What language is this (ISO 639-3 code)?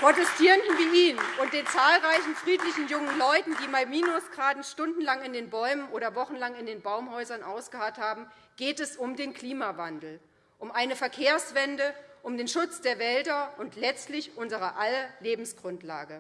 deu